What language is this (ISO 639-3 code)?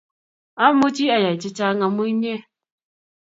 kln